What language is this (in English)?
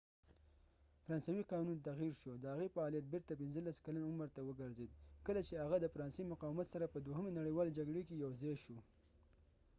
Pashto